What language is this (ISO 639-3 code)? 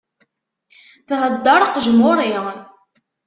kab